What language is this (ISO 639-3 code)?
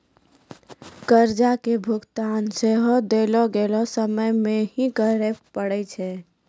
mai